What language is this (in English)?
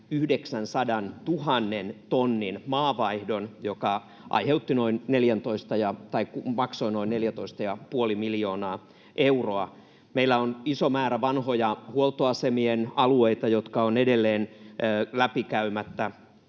Finnish